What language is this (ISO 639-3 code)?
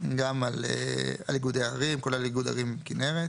heb